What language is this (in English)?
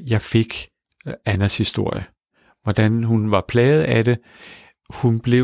Danish